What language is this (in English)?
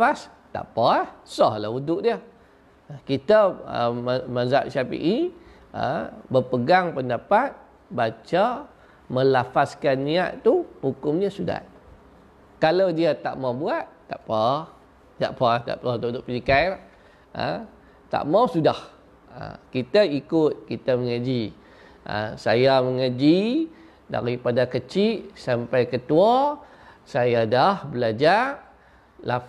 Malay